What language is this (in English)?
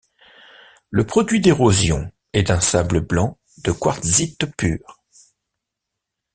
French